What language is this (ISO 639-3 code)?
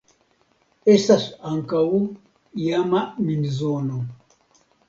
epo